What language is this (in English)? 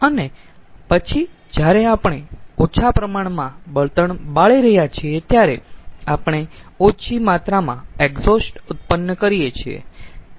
Gujarati